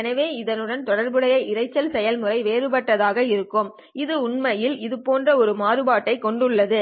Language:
Tamil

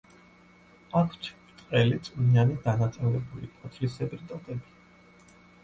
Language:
Georgian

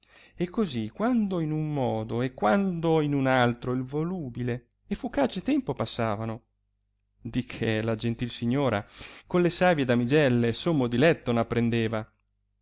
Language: Italian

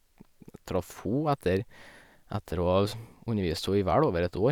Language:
Norwegian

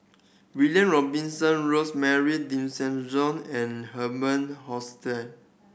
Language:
English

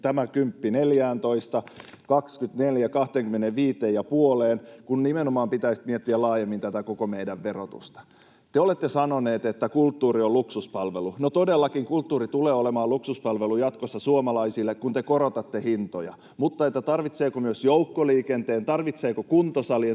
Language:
Finnish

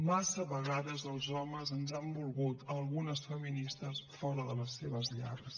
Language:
Catalan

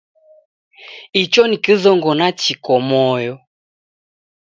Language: Taita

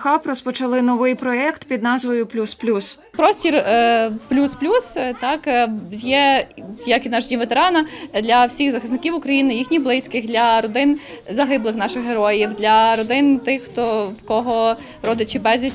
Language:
Ukrainian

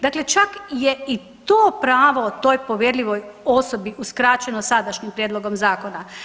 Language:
Croatian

